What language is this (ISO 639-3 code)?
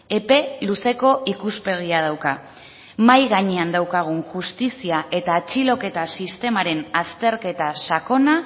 eus